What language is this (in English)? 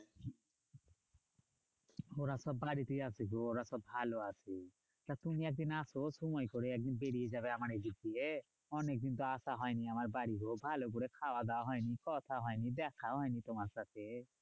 Bangla